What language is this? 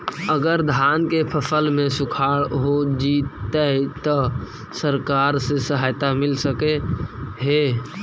Magahi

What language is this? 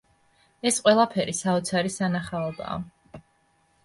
Georgian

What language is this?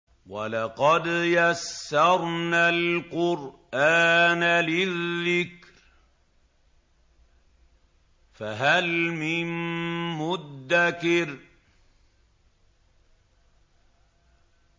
Arabic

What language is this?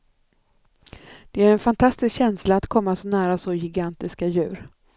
Swedish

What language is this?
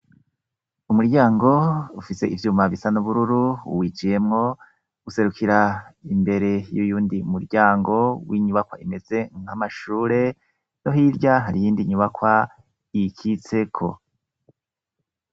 Rundi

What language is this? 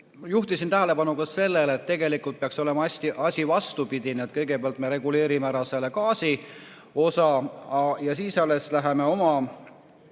Estonian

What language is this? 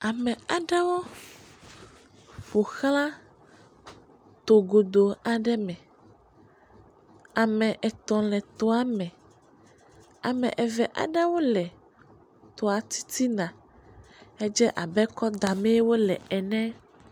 Ewe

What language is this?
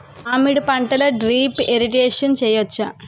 Telugu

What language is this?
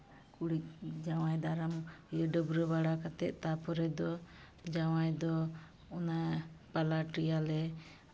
Santali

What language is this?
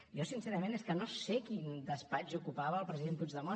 Catalan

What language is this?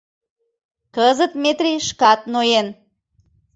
Mari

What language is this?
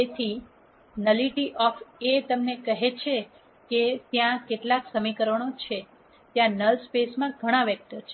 Gujarati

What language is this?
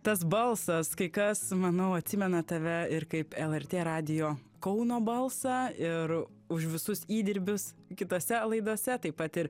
Lithuanian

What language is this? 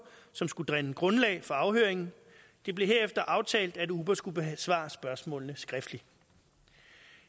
Danish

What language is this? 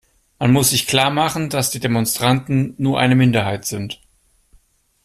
German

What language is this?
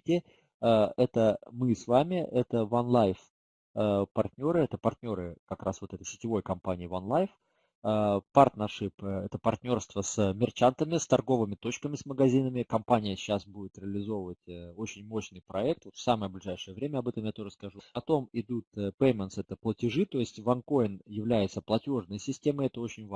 Russian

